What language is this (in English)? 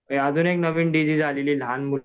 Marathi